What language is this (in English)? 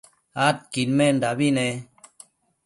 Matsés